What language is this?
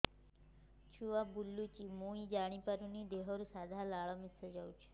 Odia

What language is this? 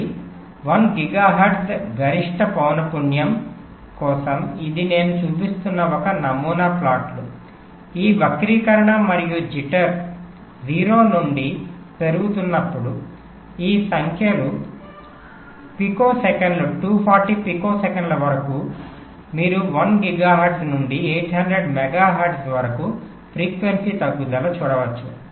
Telugu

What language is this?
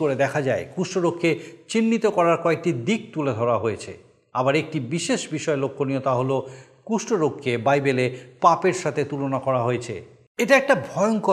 Bangla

